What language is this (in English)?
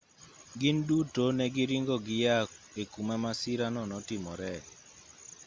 Luo (Kenya and Tanzania)